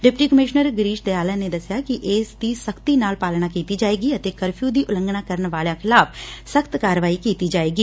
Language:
Punjabi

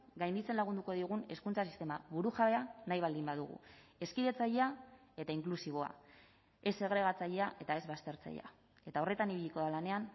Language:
Basque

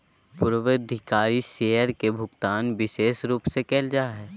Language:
Magahi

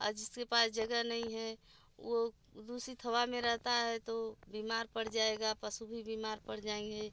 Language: Hindi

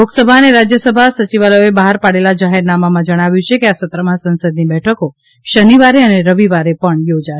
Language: Gujarati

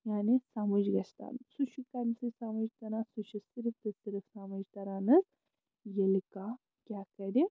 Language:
Kashmiri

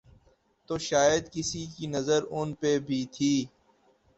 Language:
Urdu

